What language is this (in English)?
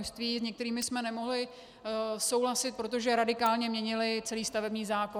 Czech